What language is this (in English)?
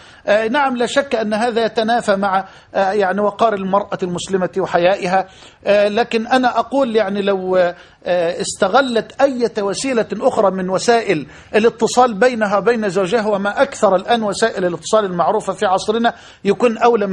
Arabic